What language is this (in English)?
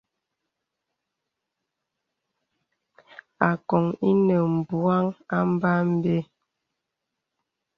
Bebele